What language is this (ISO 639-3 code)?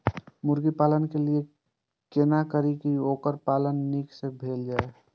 mai